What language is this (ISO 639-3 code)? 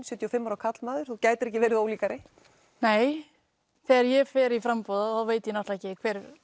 isl